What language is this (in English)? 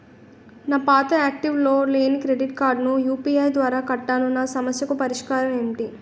Telugu